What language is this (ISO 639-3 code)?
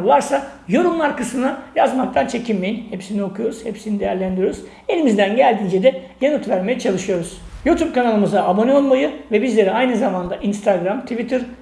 tur